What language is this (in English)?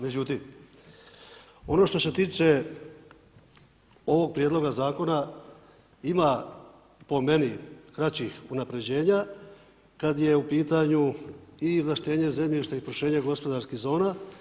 Croatian